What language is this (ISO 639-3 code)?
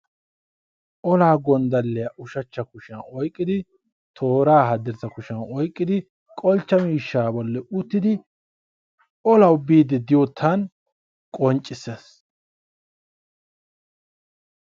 wal